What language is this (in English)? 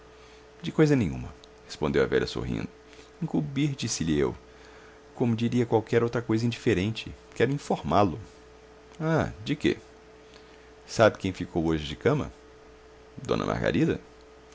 Portuguese